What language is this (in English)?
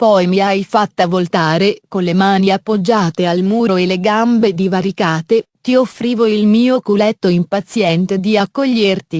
Italian